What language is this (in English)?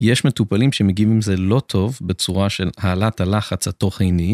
Hebrew